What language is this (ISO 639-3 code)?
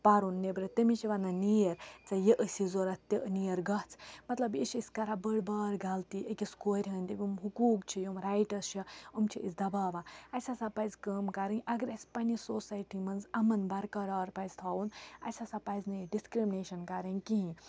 kas